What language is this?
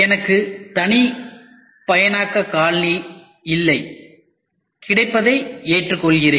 Tamil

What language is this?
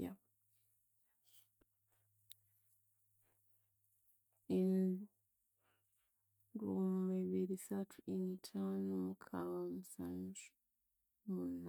Konzo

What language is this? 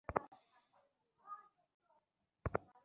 Bangla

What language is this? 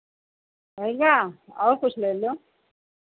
Hindi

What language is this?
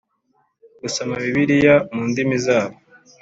Kinyarwanda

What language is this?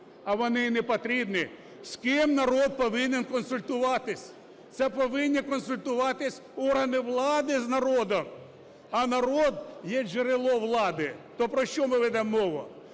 Ukrainian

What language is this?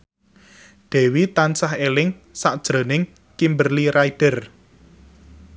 Javanese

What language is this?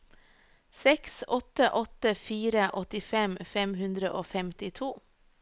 Norwegian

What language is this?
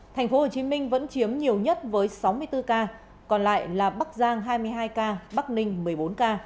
Vietnamese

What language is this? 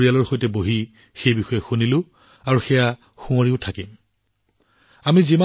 Assamese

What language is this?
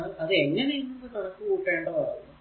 Malayalam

